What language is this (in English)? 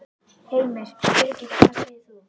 Icelandic